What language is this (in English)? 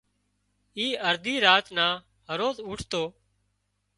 Wadiyara Koli